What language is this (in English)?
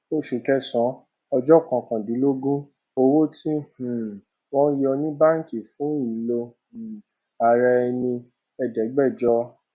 Yoruba